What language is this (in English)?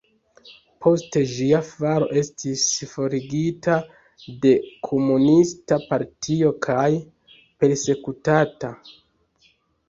Esperanto